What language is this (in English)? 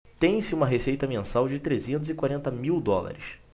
Portuguese